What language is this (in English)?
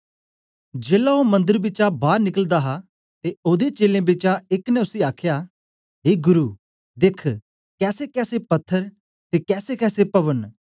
Dogri